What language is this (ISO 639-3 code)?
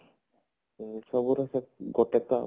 ori